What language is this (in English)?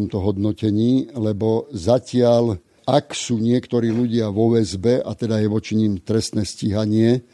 Slovak